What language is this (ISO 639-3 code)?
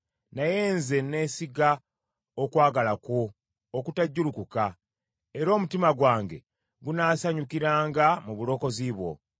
lug